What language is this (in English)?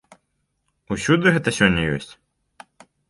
Belarusian